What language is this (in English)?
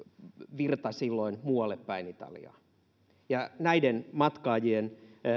Finnish